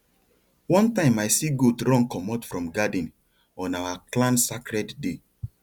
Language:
Nigerian Pidgin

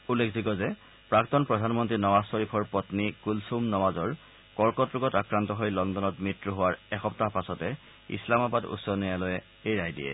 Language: Assamese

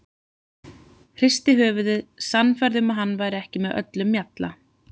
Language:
Icelandic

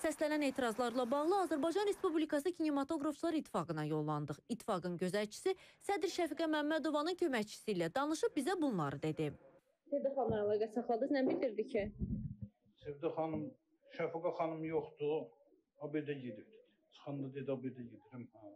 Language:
Turkish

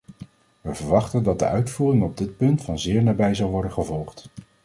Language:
Dutch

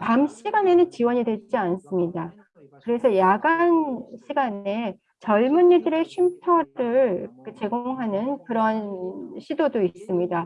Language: Korean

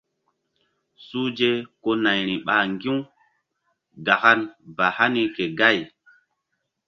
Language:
Mbum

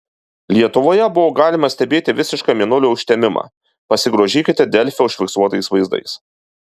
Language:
Lithuanian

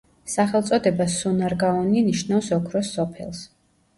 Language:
Georgian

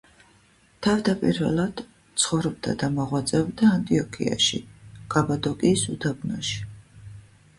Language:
Georgian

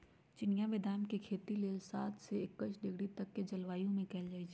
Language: Magahi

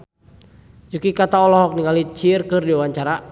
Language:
Sundanese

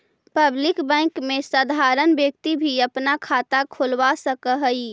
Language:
Magahi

